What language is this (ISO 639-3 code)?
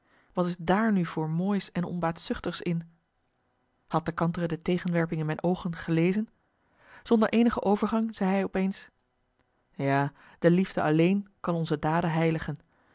nld